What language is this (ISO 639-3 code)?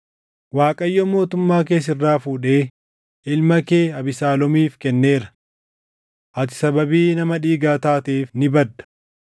orm